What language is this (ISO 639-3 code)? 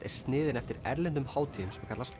isl